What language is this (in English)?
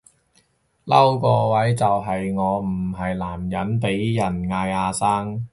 Cantonese